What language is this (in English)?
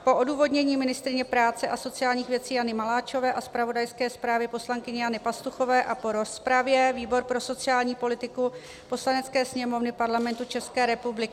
Czech